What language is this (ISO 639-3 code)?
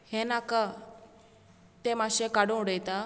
kok